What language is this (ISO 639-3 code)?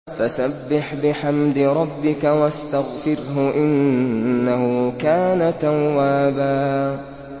ara